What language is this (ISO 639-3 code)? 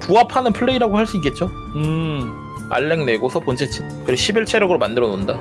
kor